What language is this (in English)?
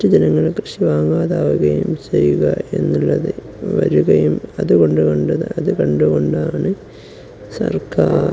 Malayalam